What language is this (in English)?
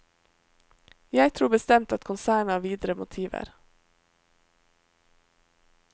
Norwegian